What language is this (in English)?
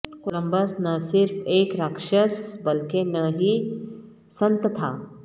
Urdu